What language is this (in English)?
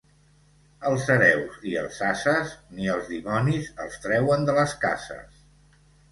Catalan